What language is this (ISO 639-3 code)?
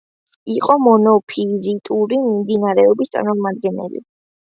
kat